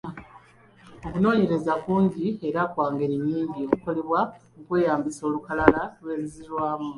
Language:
Ganda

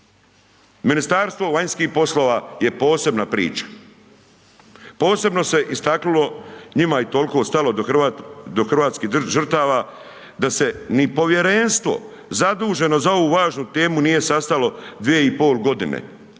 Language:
Croatian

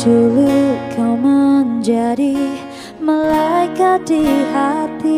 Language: Indonesian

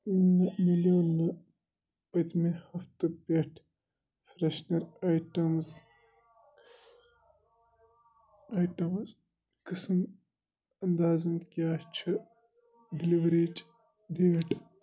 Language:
Kashmiri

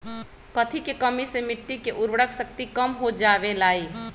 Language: Magahi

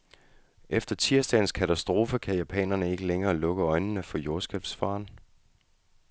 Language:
Danish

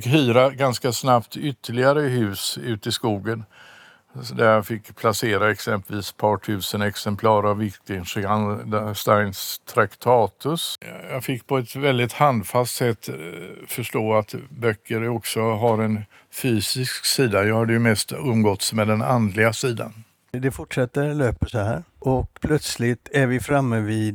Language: Swedish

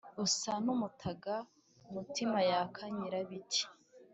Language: Kinyarwanda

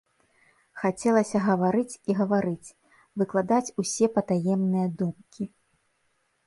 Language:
Belarusian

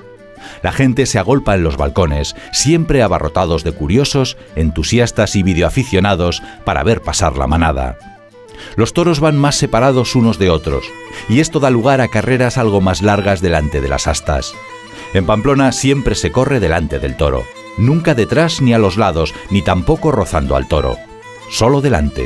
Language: Spanish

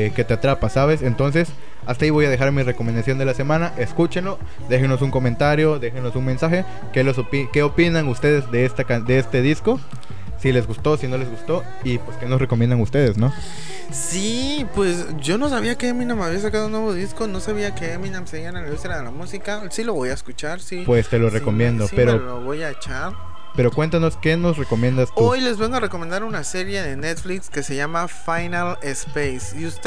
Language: Spanish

